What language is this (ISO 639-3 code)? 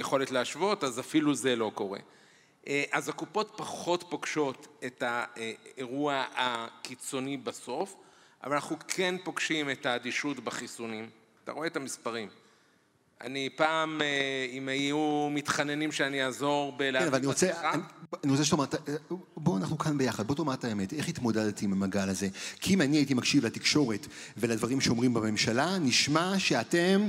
heb